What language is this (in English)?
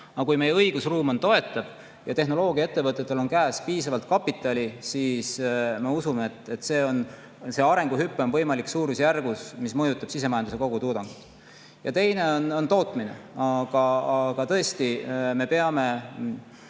Estonian